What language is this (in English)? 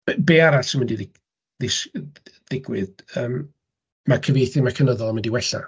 Welsh